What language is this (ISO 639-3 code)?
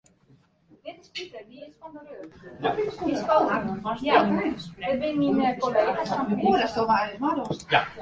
fry